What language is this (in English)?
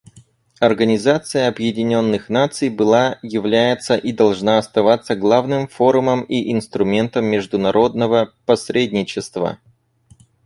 Russian